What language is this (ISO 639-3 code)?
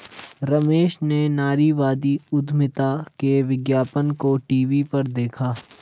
hin